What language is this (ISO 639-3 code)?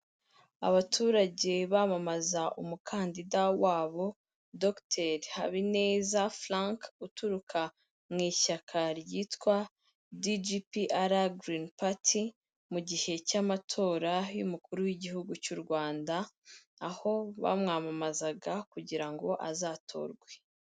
kin